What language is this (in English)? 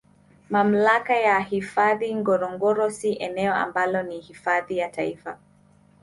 Swahili